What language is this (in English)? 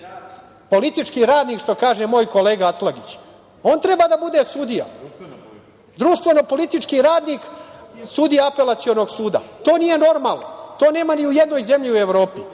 Serbian